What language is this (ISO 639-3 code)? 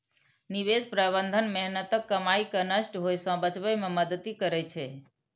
mai